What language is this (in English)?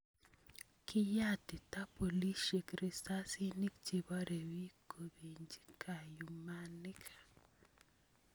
Kalenjin